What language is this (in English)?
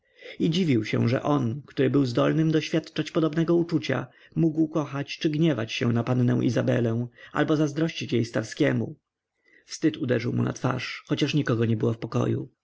Polish